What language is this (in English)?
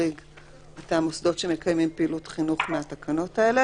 Hebrew